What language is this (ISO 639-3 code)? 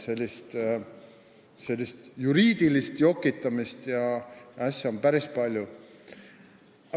est